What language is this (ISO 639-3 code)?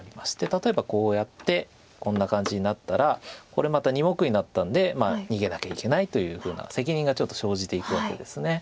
jpn